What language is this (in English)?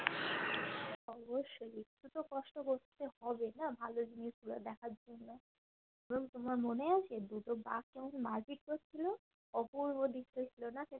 Bangla